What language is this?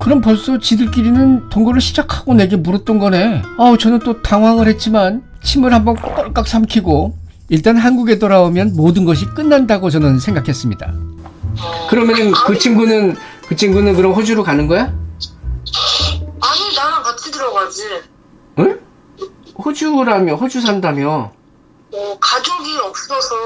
Korean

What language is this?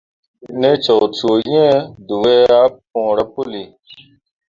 Mundang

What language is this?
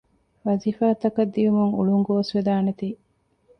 Divehi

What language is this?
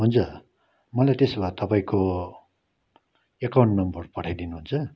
Nepali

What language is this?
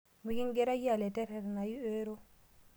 Masai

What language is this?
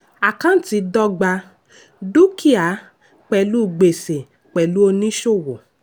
Yoruba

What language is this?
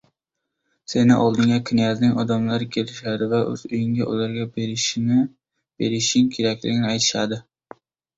Uzbek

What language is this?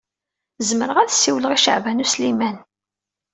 Kabyle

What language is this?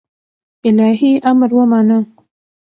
Pashto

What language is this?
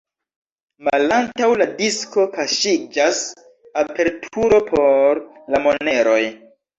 Esperanto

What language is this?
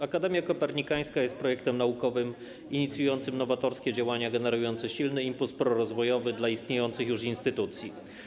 Polish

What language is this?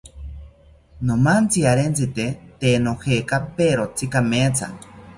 South Ucayali Ashéninka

